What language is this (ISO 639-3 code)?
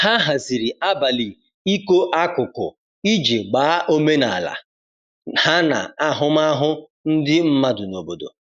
ibo